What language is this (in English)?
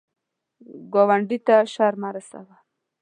Pashto